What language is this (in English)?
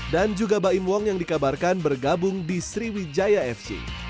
Indonesian